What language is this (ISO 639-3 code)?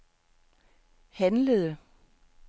dan